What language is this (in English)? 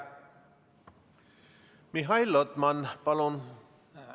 Estonian